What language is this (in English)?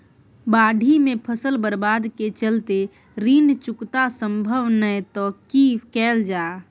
Maithili